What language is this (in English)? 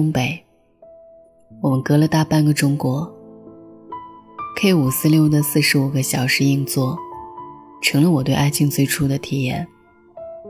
Chinese